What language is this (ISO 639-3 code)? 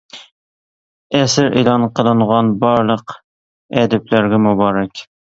uig